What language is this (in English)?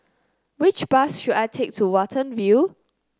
English